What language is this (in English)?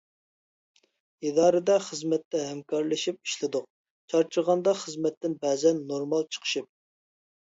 Uyghur